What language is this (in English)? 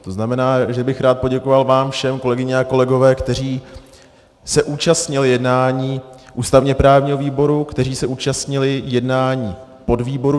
Czech